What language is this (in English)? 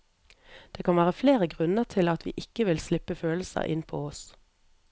Norwegian